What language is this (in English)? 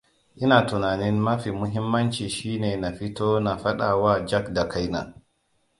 Hausa